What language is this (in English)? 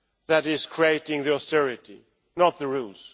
English